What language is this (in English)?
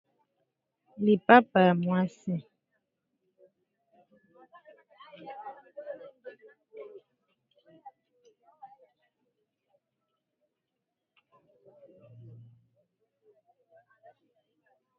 Lingala